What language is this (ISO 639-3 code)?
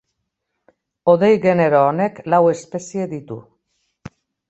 eus